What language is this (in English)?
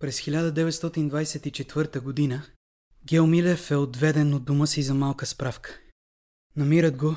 Bulgarian